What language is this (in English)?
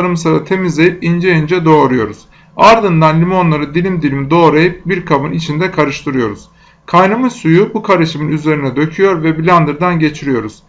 Turkish